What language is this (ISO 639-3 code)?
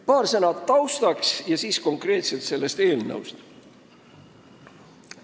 est